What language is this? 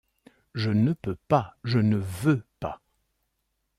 French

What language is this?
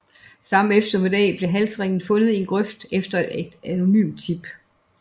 Danish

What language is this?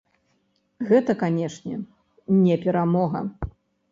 Belarusian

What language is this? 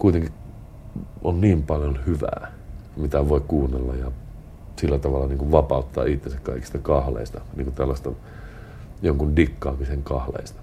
Finnish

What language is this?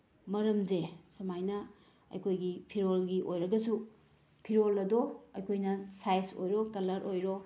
Manipuri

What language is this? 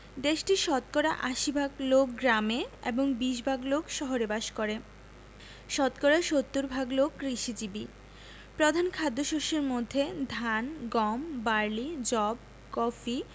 Bangla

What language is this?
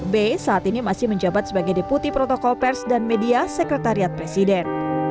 Indonesian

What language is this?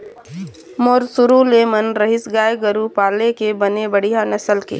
Chhattisgarhi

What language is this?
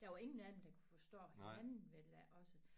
Danish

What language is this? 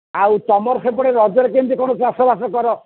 Odia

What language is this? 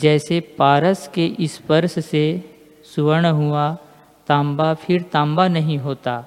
Hindi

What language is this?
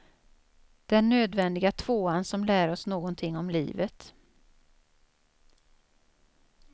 Swedish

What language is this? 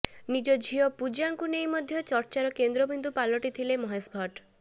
Odia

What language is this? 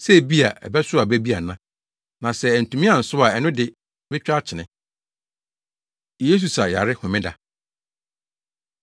Akan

